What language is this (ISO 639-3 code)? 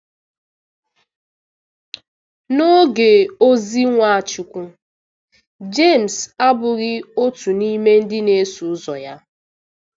ibo